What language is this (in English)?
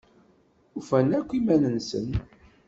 Kabyle